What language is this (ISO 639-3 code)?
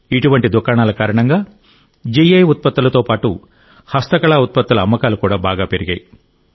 tel